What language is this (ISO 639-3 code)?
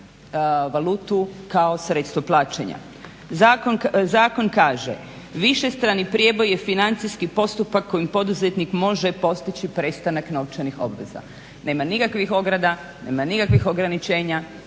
hrv